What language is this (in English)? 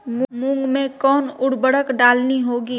Magahi